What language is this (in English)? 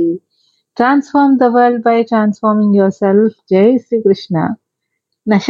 Telugu